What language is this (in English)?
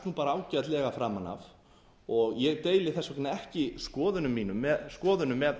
Icelandic